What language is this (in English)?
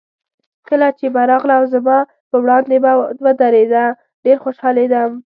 Pashto